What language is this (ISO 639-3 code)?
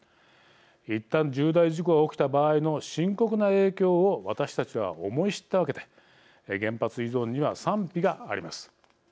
jpn